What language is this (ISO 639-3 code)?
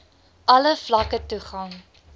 afr